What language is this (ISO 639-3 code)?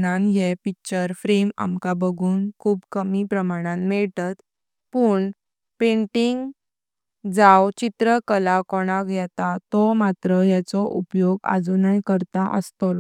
kok